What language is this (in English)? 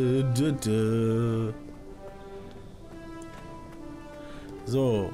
German